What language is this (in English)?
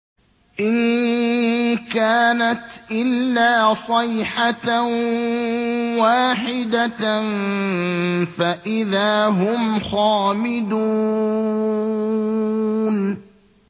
Arabic